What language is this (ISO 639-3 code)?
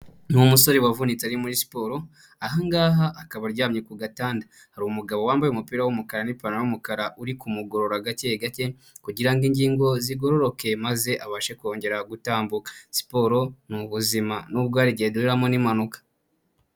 kin